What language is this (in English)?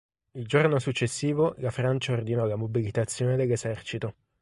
Italian